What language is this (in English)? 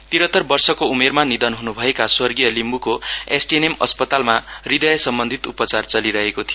Nepali